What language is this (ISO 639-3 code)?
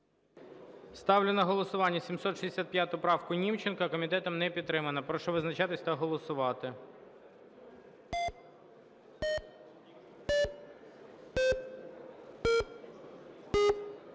ukr